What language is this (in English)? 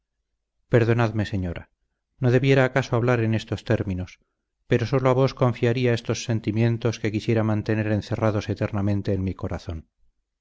Spanish